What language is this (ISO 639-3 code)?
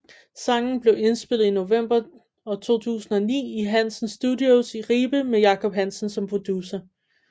dan